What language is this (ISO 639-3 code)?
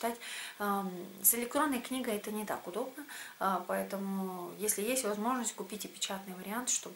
rus